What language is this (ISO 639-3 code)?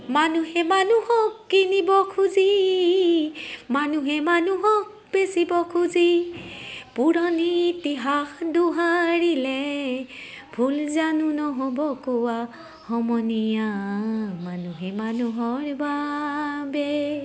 asm